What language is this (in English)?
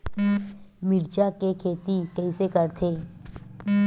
Chhattisgarhi